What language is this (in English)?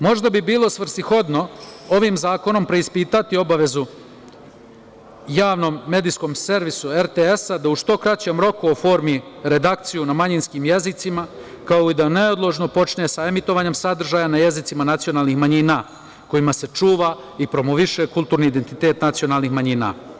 Serbian